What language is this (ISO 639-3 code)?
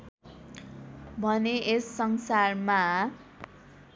nep